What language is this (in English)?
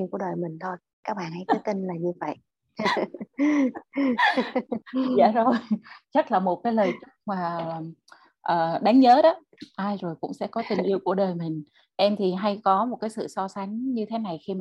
Vietnamese